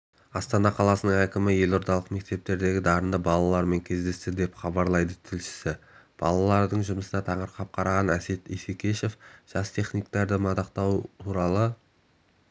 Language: Kazakh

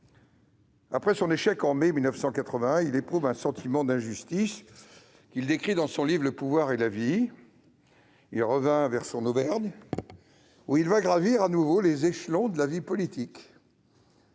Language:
French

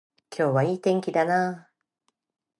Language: Japanese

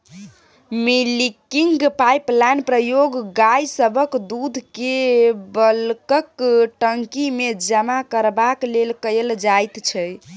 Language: Maithili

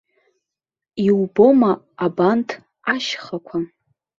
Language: Abkhazian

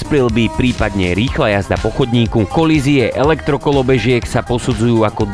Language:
Slovak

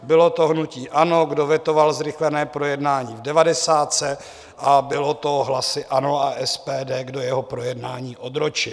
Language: Czech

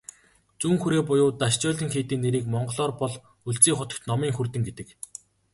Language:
Mongolian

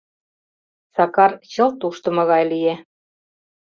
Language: Mari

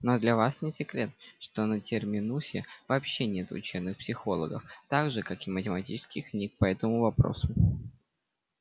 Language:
Russian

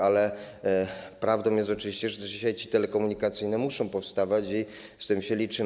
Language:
Polish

